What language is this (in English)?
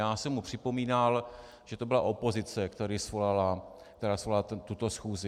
Czech